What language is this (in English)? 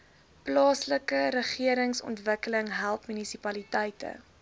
Afrikaans